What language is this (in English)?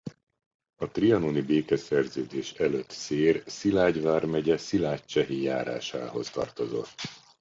Hungarian